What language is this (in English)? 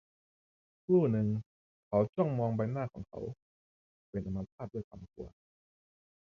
Thai